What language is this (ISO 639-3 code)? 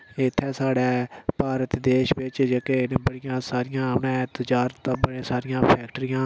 doi